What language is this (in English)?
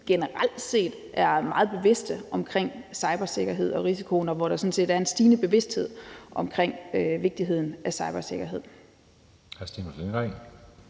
Danish